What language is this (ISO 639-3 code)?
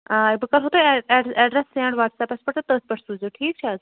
kas